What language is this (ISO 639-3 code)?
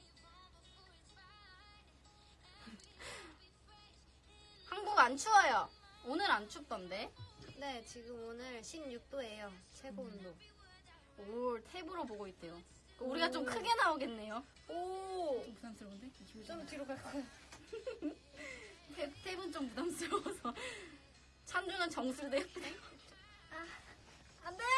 kor